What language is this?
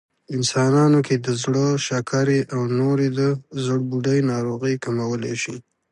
Pashto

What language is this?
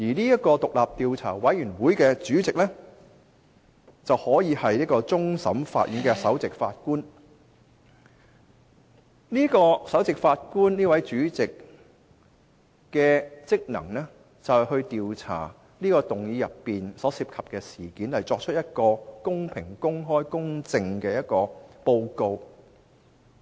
Cantonese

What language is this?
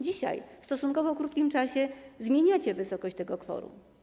Polish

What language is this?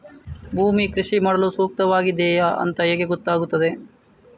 Kannada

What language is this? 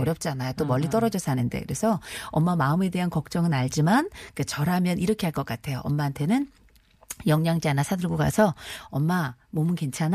Korean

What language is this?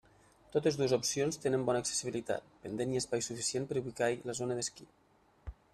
Catalan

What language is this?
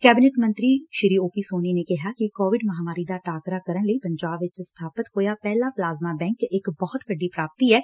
Punjabi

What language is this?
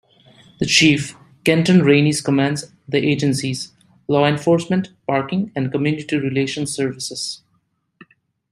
English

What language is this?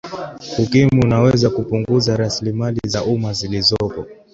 Swahili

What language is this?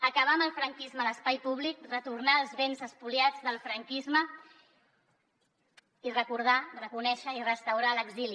Catalan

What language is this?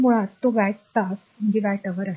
Marathi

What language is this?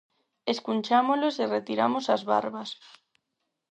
Galician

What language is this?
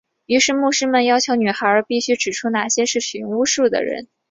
Chinese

